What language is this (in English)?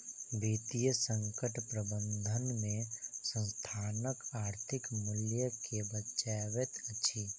Maithili